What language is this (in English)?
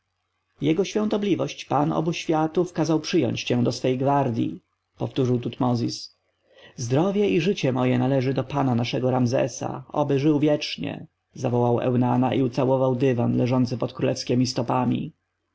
Polish